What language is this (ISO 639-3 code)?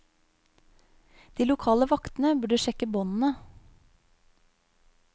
nor